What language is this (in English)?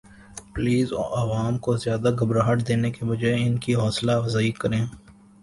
Urdu